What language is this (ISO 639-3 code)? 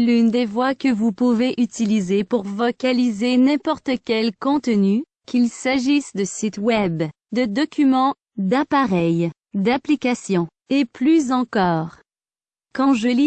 fra